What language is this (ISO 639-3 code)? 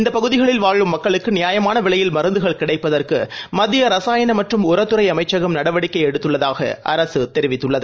tam